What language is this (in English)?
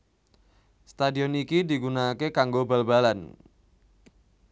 Javanese